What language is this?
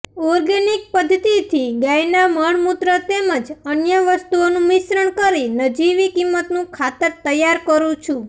Gujarati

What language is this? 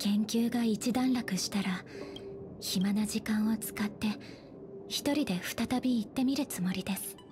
Japanese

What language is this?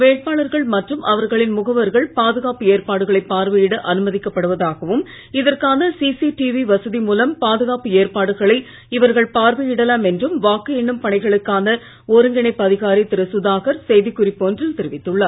Tamil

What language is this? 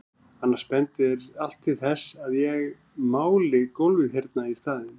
Icelandic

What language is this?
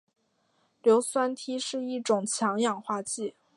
Chinese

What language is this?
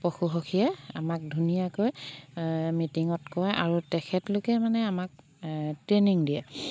Assamese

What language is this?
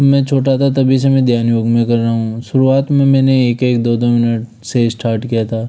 Hindi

